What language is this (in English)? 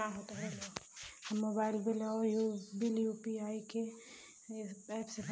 Bhojpuri